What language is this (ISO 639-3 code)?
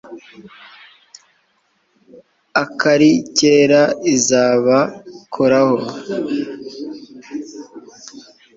kin